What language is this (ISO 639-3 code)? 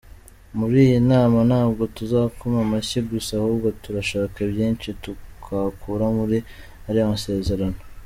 kin